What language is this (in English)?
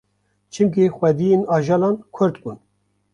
Kurdish